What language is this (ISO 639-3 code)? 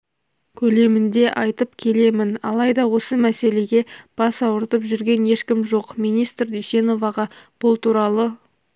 kaz